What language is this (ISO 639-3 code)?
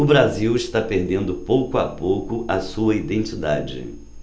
por